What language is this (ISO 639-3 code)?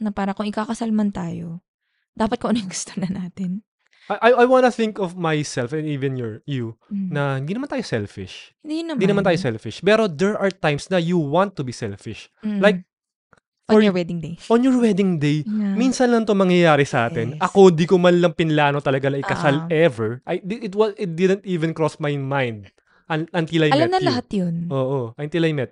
fil